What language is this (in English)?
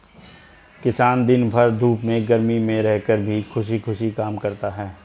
Hindi